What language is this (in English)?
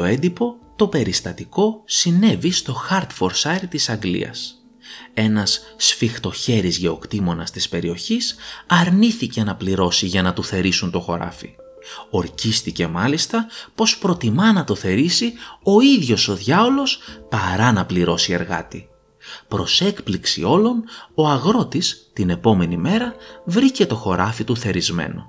Greek